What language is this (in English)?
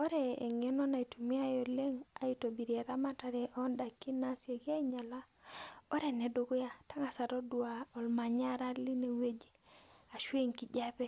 Masai